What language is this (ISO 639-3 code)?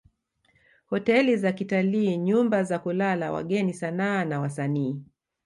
swa